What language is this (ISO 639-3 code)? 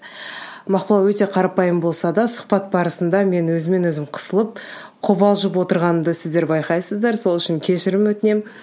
kaz